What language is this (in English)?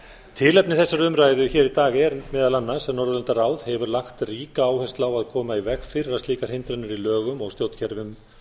Icelandic